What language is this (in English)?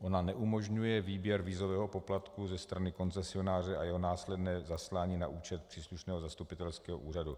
Czech